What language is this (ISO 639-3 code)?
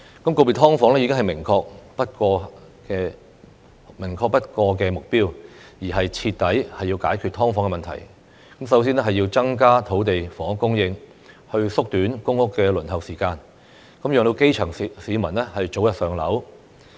yue